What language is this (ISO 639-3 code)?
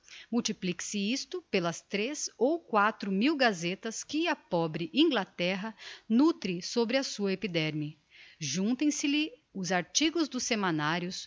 por